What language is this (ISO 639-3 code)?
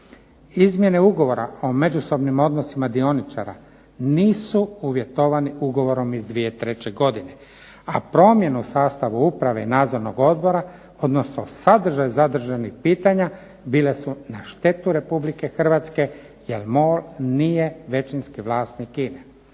hrv